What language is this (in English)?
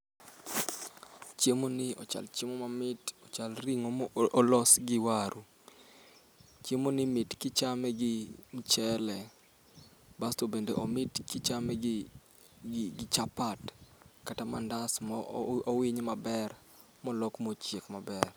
Luo (Kenya and Tanzania)